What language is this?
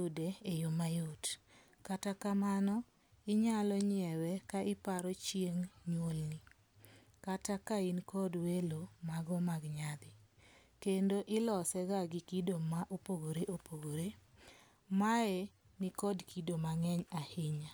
Luo (Kenya and Tanzania)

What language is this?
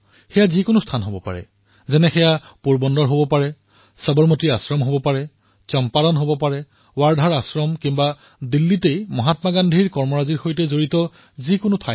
Assamese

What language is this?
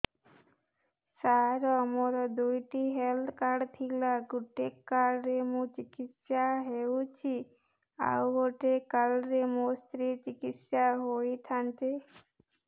Odia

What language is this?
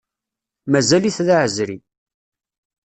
Kabyle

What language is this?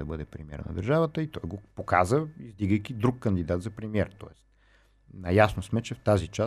Bulgarian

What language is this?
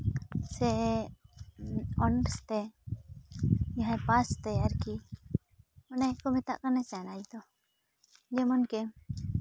Santali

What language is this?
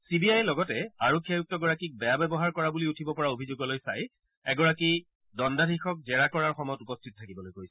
Assamese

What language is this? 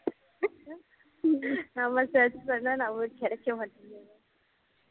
Tamil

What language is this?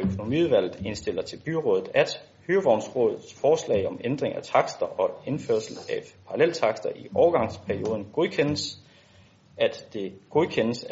Danish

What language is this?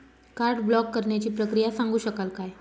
Marathi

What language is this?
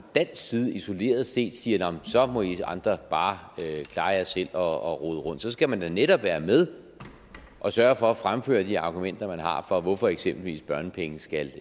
Danish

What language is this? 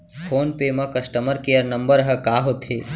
Chhattisgarhi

